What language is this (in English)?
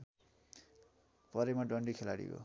Nepali